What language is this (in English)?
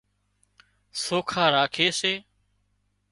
Wadiyara Koli